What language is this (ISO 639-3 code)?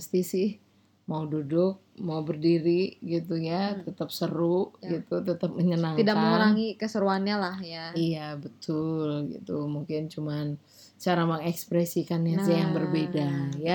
ind